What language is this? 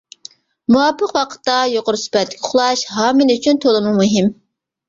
Uyghur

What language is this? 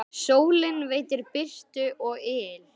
Icelandic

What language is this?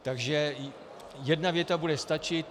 Czech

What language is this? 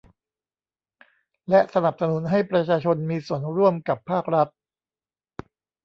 Thai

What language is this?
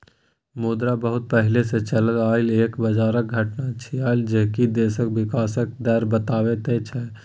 Maithili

